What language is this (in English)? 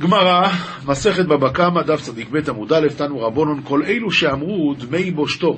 Hebrew